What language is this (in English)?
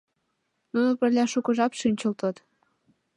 Mari